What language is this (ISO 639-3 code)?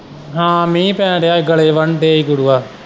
pan